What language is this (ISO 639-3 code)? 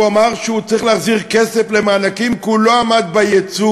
heb